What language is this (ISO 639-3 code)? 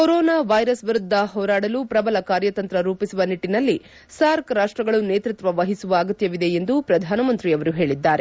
kan